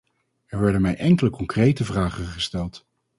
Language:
Dutch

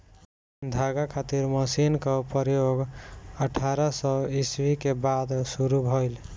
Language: Bhojpuri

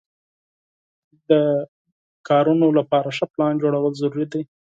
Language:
Pashto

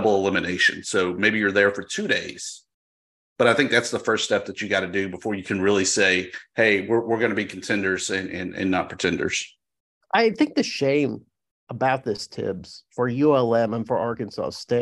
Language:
English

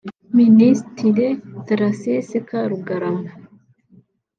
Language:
Kinyarwanda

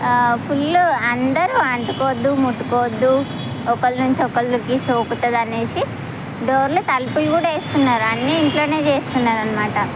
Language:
Telugu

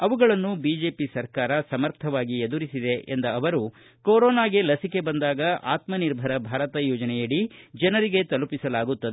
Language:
Kannada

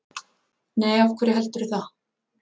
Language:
Icelandic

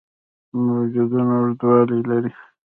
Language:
Pashto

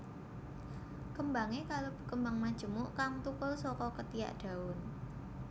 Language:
Javanese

